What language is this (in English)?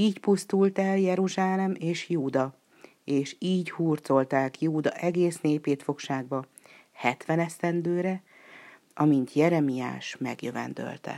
Hungarian